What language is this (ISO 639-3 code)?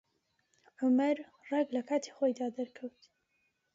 ckb